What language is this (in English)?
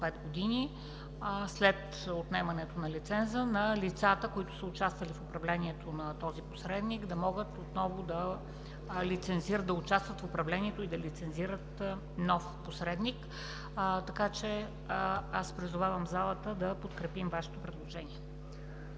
Bulgarian